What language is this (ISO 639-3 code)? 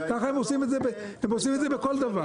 heb